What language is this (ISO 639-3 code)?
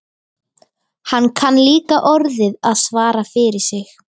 isl